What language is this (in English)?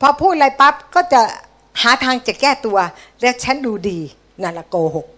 Thai